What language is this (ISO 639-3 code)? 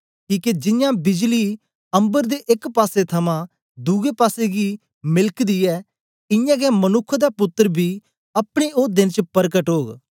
doi